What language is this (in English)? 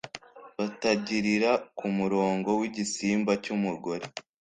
Kinyarwanda